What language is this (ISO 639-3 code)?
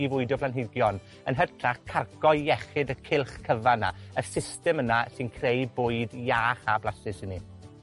cym